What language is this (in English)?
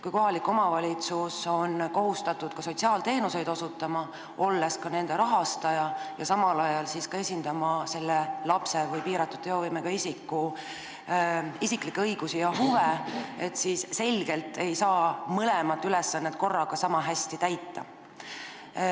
Estonian